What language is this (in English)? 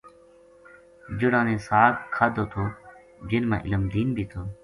Gujari